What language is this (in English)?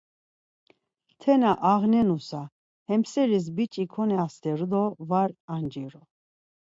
Laz